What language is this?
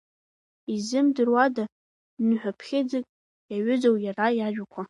Abkhazian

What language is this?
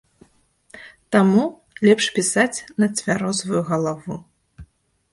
Belarusian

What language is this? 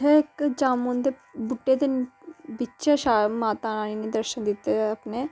Dogri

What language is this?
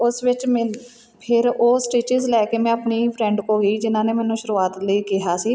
Punjabi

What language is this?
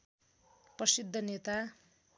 Nepali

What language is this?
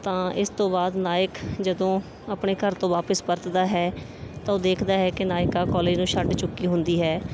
Punjabi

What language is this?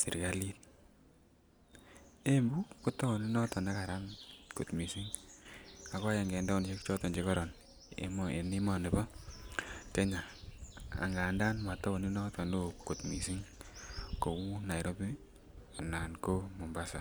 Kalenjin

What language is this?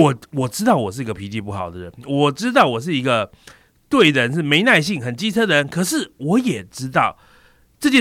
Chinese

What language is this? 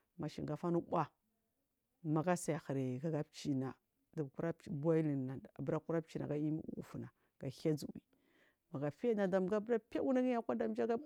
Marghi South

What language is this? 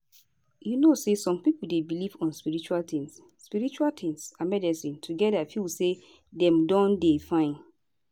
Nigerian Pidgin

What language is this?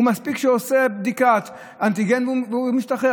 Hebrew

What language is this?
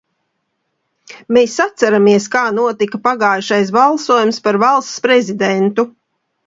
Latvian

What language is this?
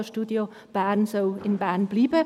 Swiss German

